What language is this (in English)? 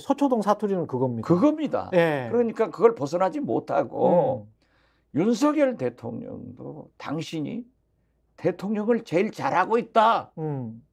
Korean